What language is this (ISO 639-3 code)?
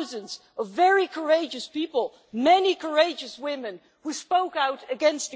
eng